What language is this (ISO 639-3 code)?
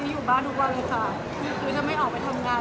tha